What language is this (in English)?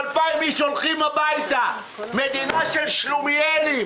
Hebrew